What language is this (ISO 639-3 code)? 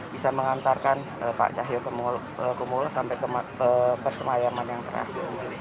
ind